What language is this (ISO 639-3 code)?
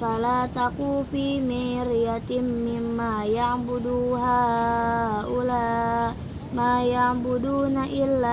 ind